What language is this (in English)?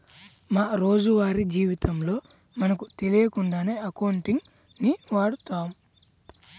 Telugu